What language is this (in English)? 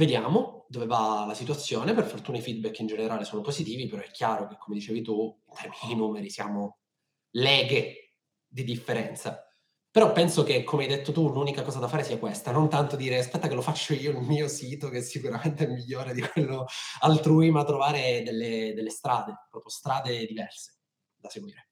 Italian